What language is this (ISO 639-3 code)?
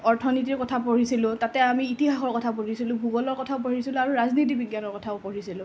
asm